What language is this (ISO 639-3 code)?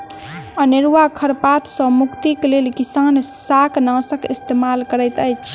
mai